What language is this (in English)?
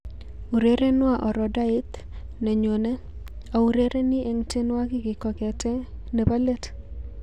Kalenjin